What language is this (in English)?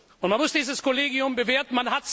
German